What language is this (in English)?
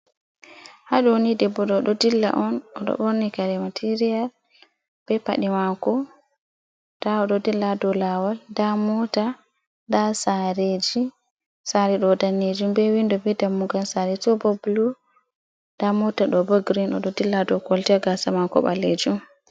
Fula